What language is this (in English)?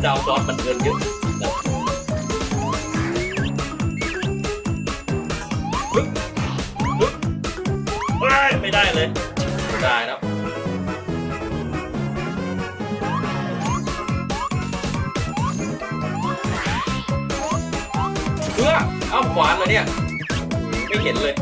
Thai